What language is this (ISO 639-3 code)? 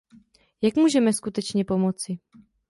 ces